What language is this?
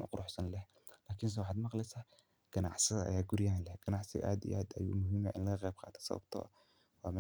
Somali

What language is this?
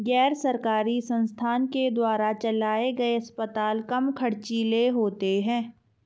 Hindi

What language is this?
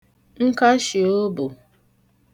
Igbo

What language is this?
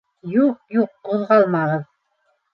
Bashkir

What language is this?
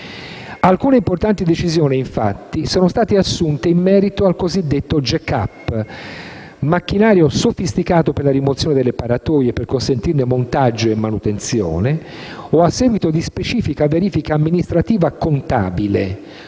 Italian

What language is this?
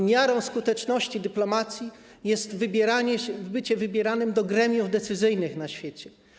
Polish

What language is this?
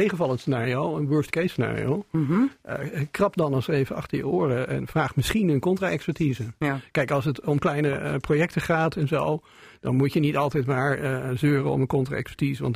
Dutch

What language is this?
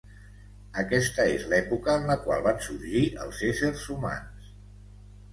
Catalan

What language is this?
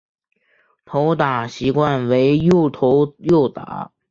Chinese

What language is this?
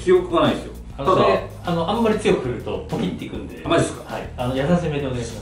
Japanese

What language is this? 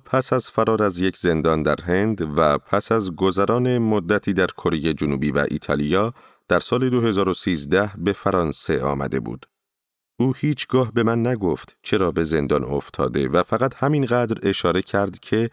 Persian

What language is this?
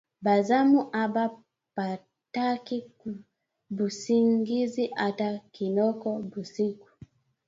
Swahili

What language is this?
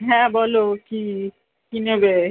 Bangla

